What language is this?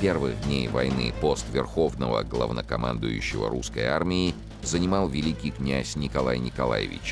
Russian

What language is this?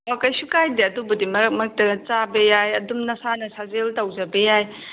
Manipuri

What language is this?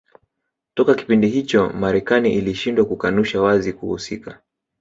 Swahili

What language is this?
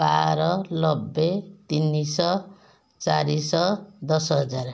Odia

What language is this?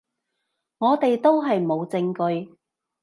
Cantonese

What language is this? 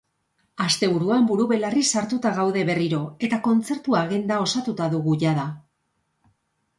Basque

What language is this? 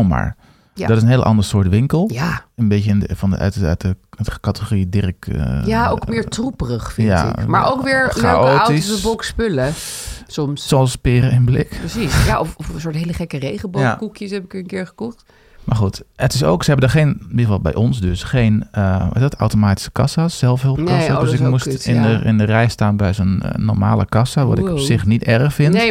Dutch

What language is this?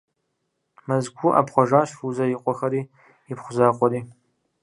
Kabardian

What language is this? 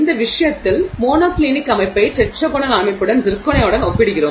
Tamil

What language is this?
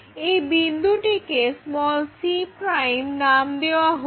Bangla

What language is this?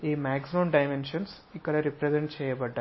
Telugu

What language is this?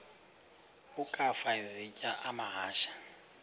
Xhosa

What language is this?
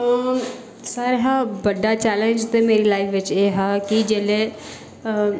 Dogri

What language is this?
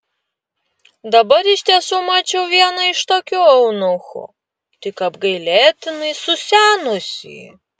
Lithuanian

